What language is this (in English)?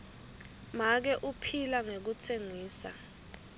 Swati